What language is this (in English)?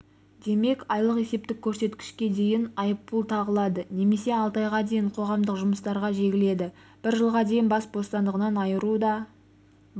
Kazakh